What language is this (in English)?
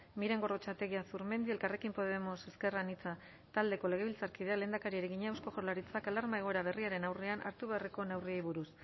Basque